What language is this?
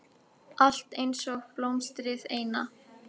Icelandic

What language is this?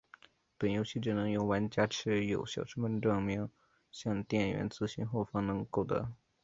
Chinese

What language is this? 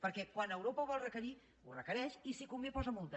Catalan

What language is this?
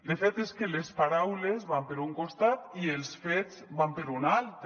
Catalan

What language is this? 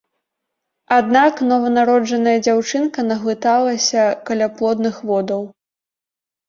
Belarusian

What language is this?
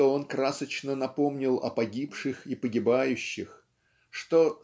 Russian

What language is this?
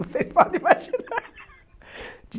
Portuguese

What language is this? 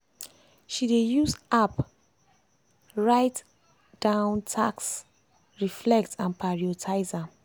Nigerian Pidgin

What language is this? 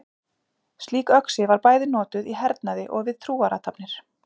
Icelandic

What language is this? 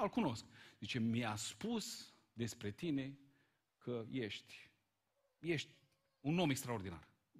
Romanian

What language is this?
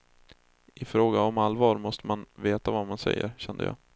Swedish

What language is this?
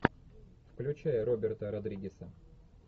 Russian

